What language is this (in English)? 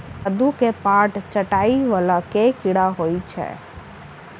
Maithili